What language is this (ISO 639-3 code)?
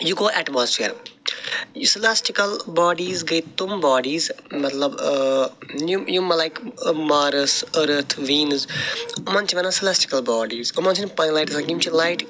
kas